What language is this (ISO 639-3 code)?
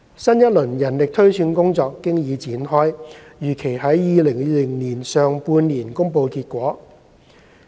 yue